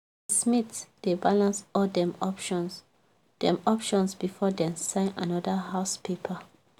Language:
Nigerian Pidgin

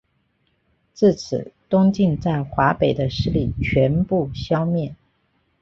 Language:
Chinese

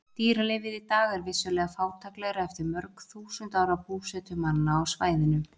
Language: Icelandic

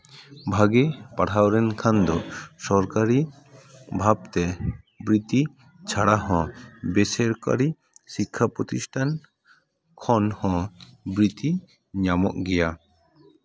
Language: Santali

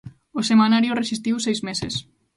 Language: Galician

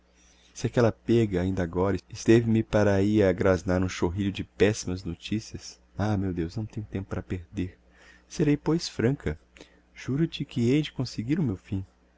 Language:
Portuguese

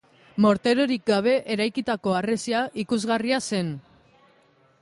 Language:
Basque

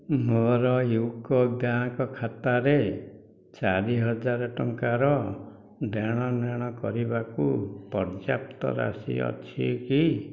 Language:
Odia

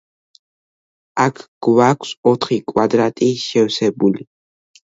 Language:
Georgian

